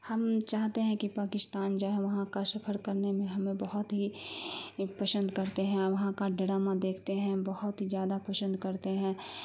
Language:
Urdu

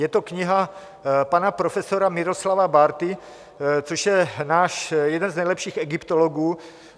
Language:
Czech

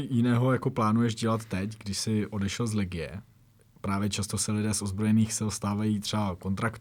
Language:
Czech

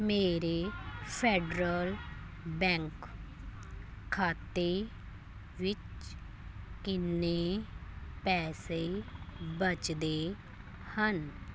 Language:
Punjabi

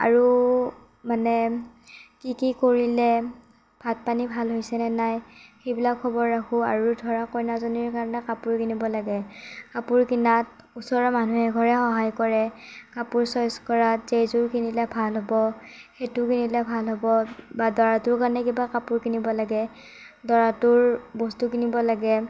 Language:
Assamese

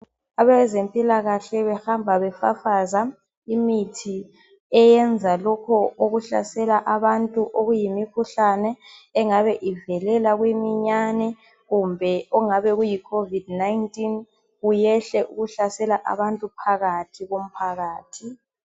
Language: North Ndebele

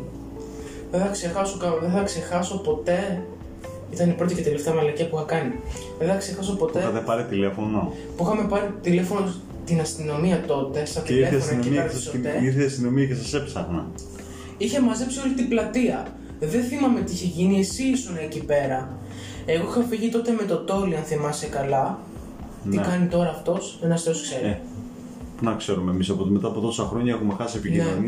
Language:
Greek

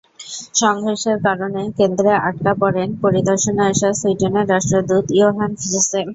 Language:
Bangla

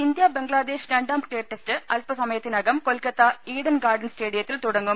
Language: Malayalam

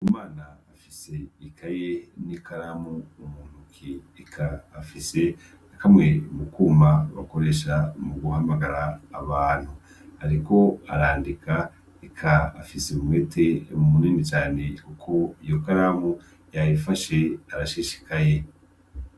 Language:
Rundi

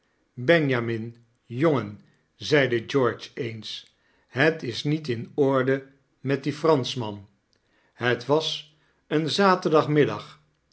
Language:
Dutch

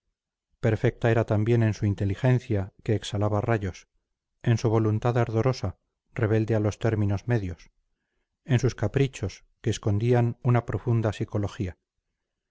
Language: Spanish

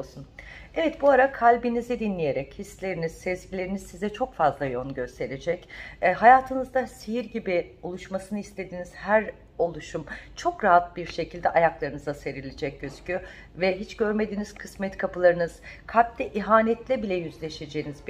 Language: Turkish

